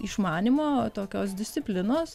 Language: Lithuanian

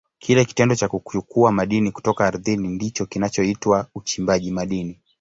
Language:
Swahili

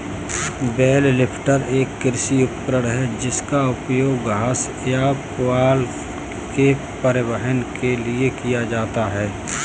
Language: Hindi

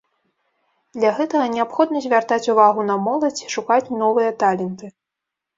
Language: Belarusian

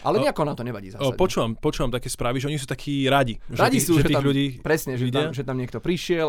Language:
Slovak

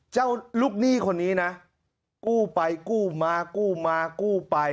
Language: Thai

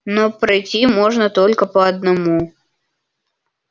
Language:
Russian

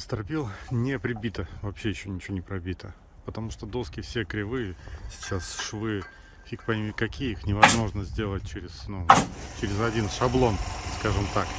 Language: Russian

